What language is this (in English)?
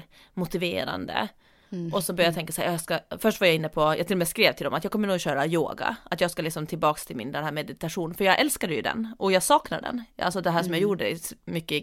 Swedish